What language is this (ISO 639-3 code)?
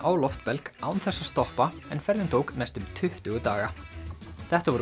isl